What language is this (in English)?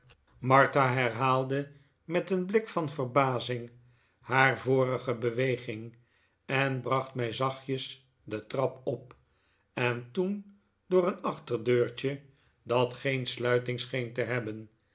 Dutch